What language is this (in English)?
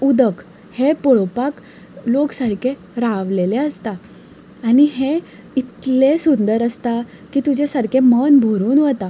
Konkani